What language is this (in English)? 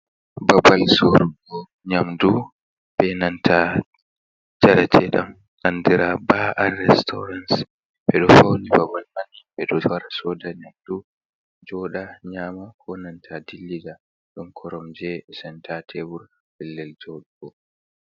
Fula